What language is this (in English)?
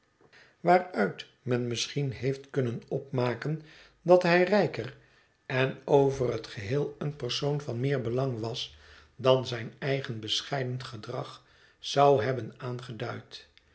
Dutch